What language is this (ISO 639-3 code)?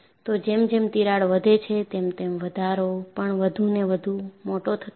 guj